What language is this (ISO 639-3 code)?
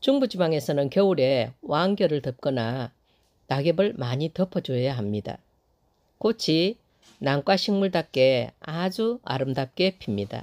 kor